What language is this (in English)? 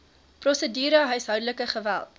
Afrikaans